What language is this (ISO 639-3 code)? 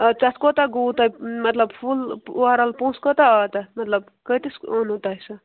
kas